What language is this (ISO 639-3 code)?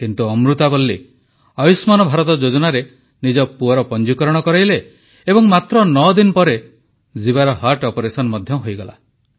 ori